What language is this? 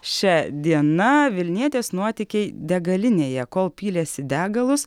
Lithuanian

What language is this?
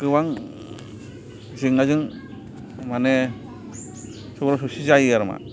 Bodo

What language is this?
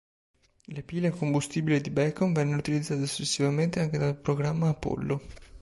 Italian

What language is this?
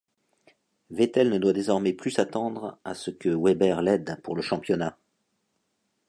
French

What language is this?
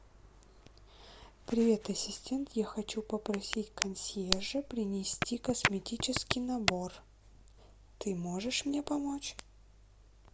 Russian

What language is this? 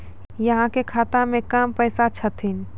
Maithili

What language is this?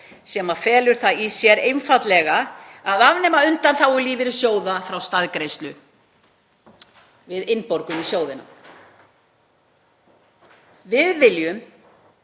Icelandic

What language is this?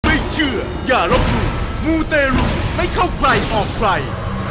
Thai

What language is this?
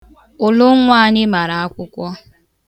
Igbo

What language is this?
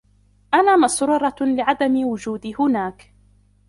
Arabic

